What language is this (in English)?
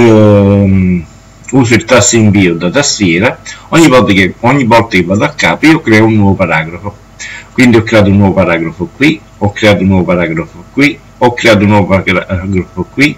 Italian